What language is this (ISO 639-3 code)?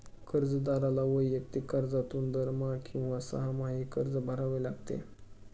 mar